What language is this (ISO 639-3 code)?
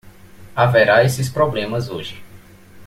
por